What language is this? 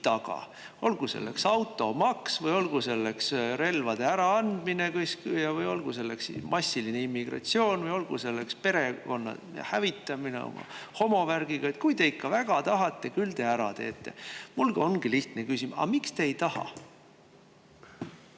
Estonian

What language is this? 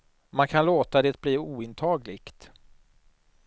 Swedish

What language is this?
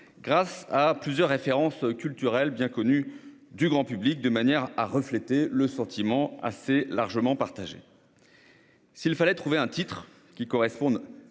French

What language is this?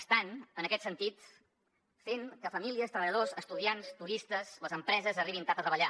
Catalan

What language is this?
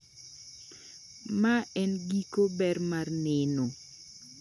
Luo (Kenya and Tanzania)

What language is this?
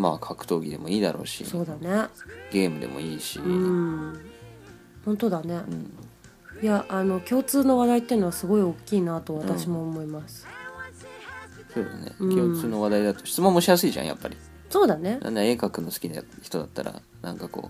Japanese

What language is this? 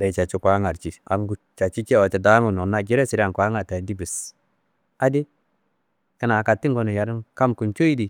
Kanembu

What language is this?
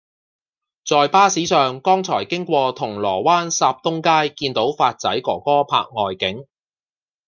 Cantonese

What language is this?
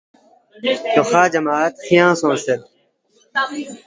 Balti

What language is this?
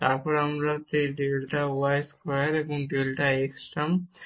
Bangla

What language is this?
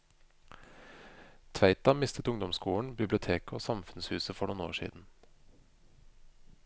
Norwegian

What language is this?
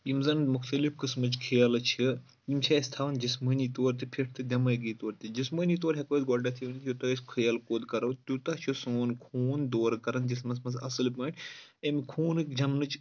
Kashmiri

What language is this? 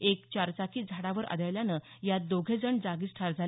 Marathi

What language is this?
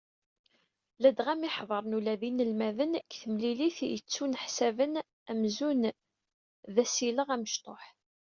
Kabyle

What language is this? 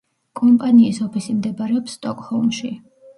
Georgian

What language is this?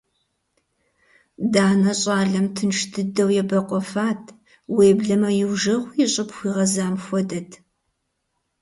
Kabardian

